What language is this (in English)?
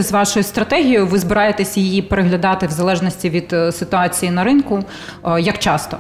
Ukrainian